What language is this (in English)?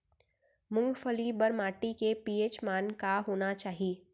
Chhattisgarhi